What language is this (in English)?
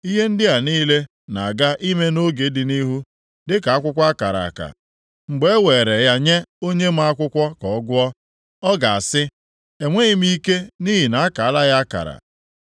Igbo